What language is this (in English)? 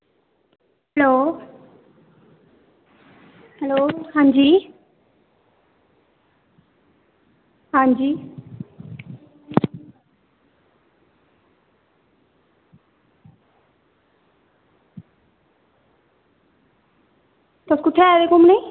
Dogri